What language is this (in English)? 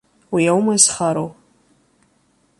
Abkhazian